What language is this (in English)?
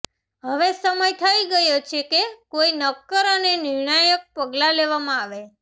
Gujarati